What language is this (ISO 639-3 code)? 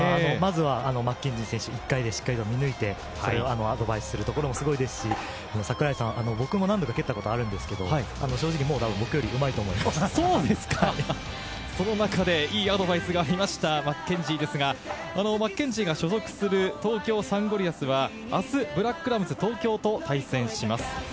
jpn